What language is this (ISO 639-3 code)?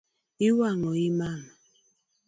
luo